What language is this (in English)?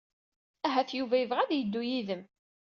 Kabyle